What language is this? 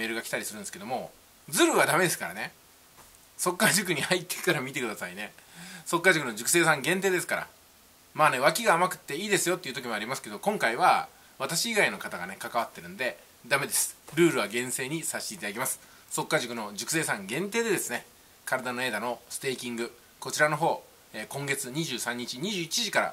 Japanese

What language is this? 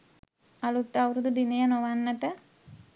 Sinhala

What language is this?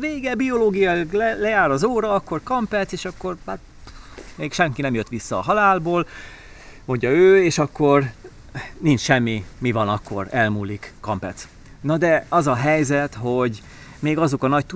Hungarian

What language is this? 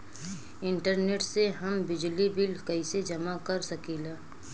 Bhojpuri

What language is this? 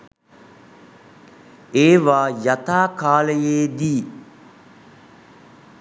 Sinhala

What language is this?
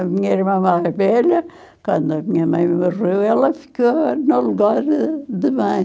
Portuguese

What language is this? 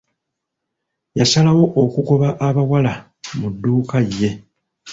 Ganda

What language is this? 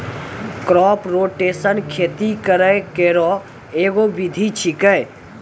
Maithili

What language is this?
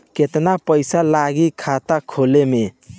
Bhojpuri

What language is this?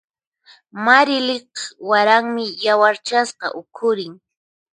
Puno Quechua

